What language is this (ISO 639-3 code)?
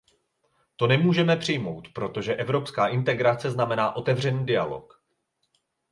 ces